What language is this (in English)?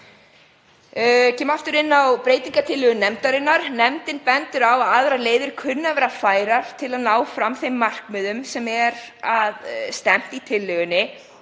Icelandic